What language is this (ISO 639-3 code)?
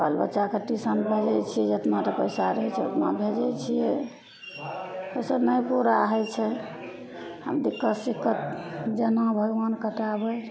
mai